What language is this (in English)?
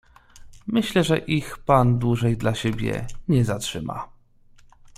Polish